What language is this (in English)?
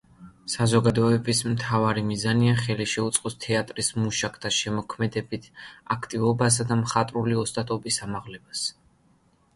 Georgian